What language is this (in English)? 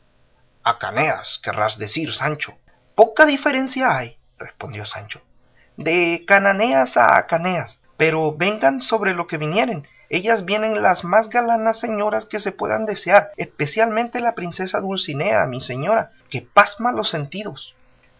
Spanish